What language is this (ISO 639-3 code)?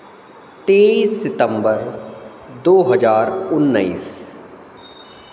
hin